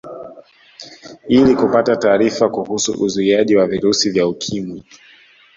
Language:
Swahili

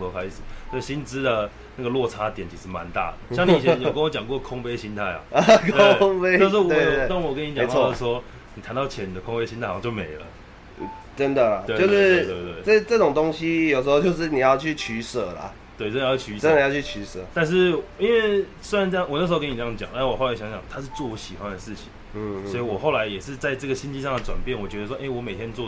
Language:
Chinese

